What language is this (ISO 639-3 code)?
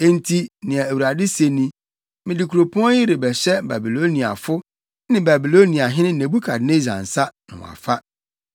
aka